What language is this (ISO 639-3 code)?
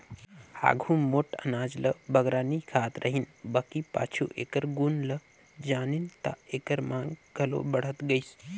hne